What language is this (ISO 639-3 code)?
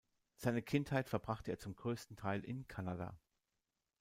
deu